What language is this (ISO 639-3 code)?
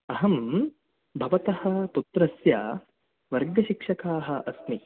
san